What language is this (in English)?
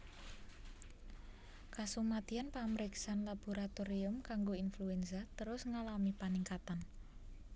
Javanese